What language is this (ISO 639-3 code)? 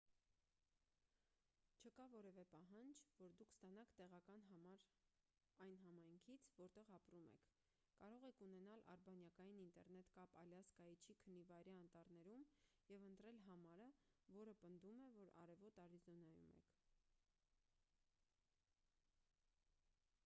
hye